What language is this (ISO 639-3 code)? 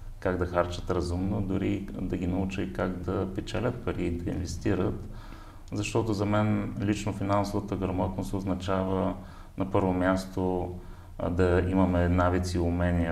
bul